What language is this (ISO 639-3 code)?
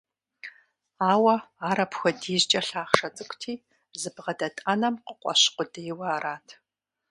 kbd